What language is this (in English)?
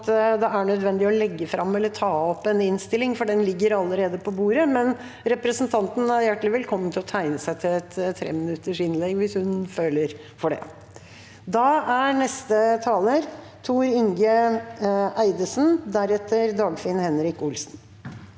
Norwegian